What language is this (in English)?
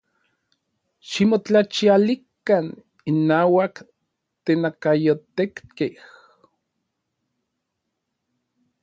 Orizaba Nahuatl